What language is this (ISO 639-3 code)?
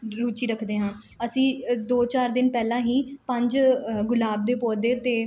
pan